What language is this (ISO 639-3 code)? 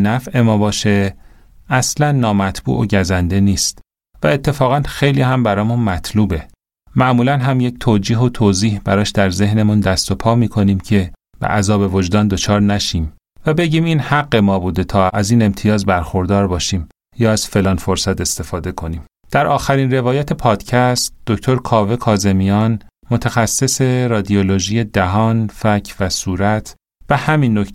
fas